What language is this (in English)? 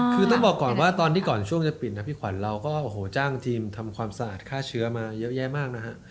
Thai